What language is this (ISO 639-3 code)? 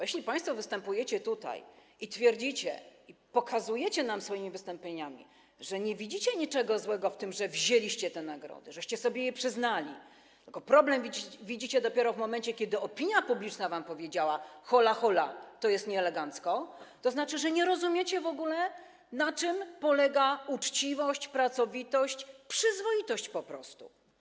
pol